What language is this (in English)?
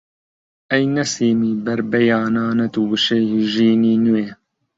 Central Kurdish